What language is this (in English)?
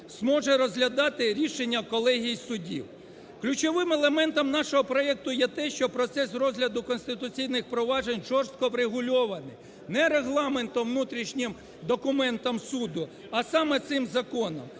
Ukrainian